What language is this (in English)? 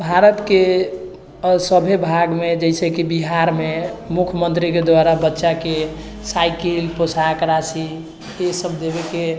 Maithili